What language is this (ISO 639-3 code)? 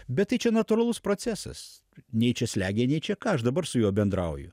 lit